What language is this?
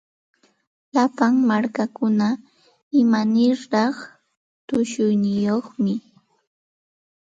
Santa Ana de Tusi Pasco Quechua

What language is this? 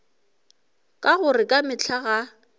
Northern Sotho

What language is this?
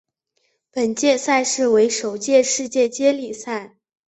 Chinese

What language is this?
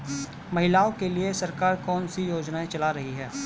Hindi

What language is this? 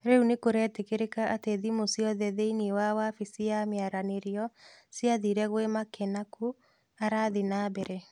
Kikuyu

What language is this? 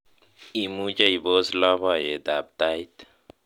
Kalenjin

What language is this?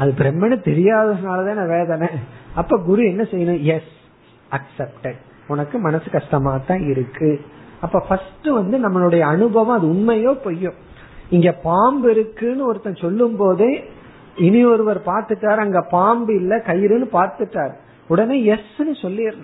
Tamil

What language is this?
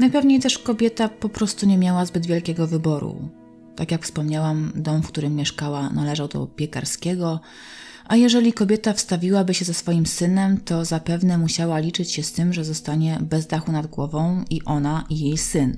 Polish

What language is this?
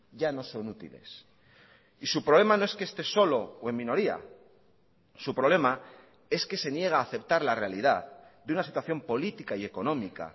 Spanish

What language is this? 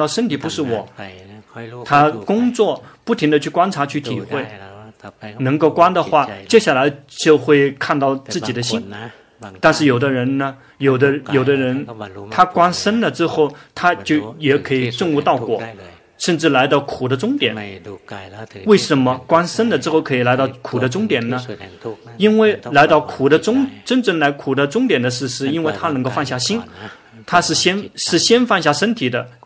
Chinese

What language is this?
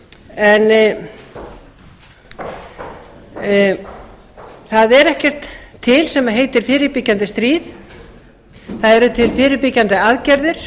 Icelandic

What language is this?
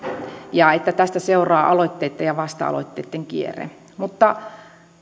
Finnish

